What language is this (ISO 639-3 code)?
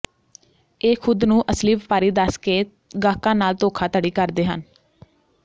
pan